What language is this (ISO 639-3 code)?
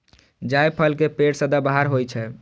mai